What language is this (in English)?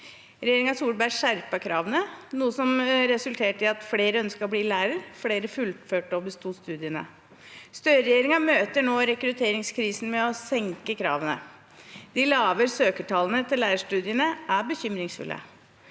Norwegian